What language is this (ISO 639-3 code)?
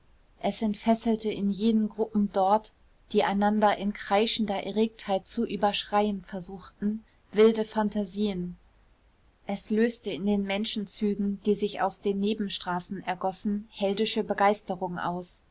deu